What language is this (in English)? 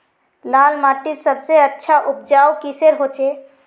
Magahi